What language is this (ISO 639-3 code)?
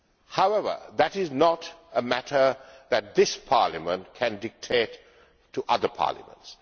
eng